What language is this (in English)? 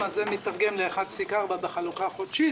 Hebrew